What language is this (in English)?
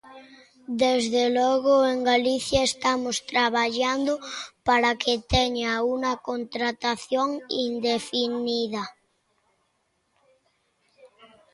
Galician